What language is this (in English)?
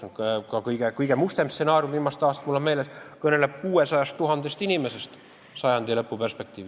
Estonian